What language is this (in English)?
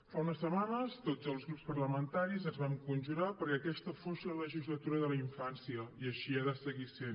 Catalan